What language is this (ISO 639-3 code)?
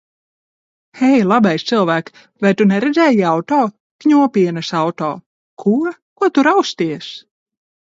lav